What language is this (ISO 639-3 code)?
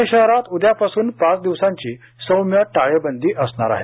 mar